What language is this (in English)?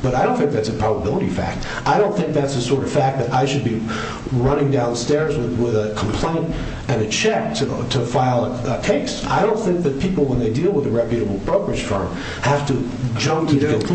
English